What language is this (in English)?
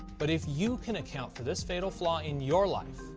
English